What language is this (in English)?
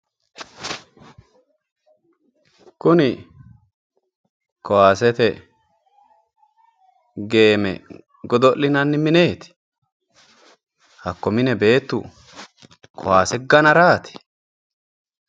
Sidamo